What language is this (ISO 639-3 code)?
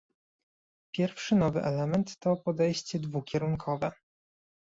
pol